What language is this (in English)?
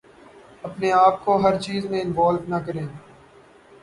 Urdu